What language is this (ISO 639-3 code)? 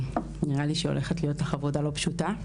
heb